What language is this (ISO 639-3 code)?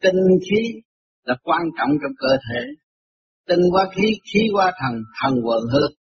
vie